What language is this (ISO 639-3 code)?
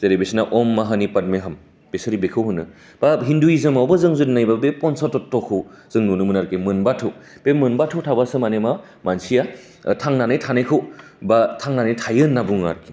brx